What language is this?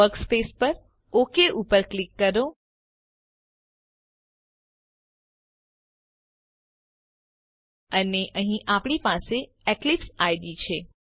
Gujarati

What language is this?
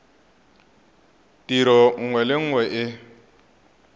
Tswana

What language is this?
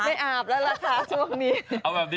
Thai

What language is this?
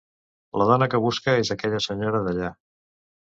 Catalan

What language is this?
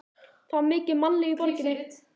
Icelandic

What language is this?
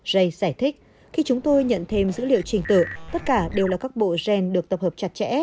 Vietnamese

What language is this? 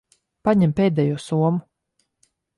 Latvian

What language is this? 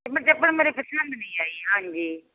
Punjabi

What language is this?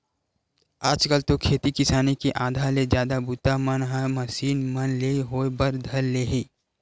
Chhattisgarhi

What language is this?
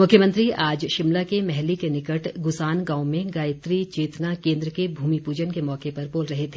Hindi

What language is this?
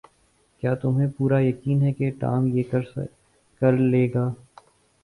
Urdu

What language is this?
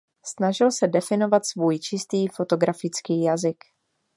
Czech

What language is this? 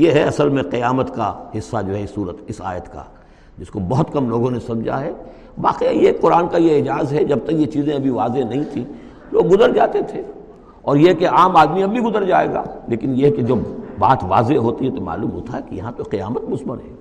Urdu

